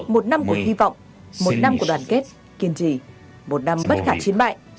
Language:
Vietnamese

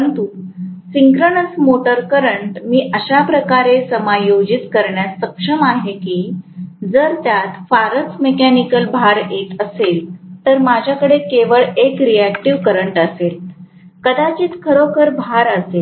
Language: Marathi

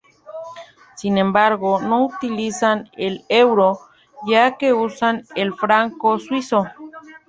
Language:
Spanish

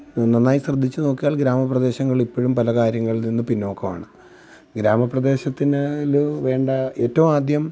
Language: Malayalam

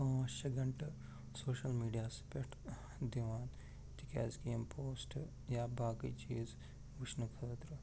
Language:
Kashmiri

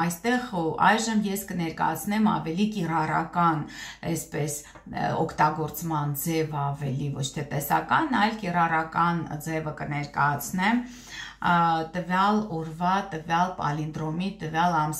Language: Romanian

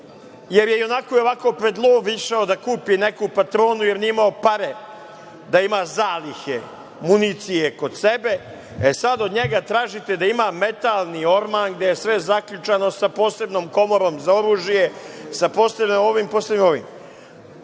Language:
Serbian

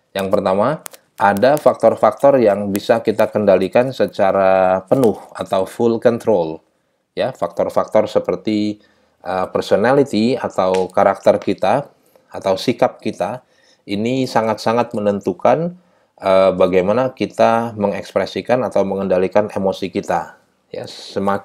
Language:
Indonesian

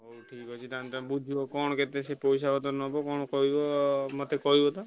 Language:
Odia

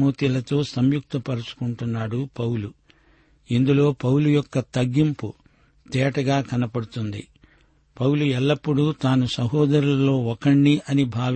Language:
Telugu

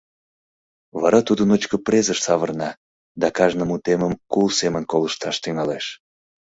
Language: Mari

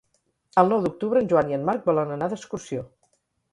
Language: Catalan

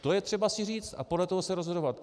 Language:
Czech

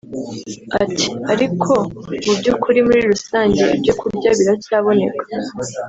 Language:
Kinyarwanda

